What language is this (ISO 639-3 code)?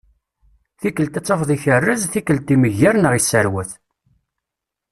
kab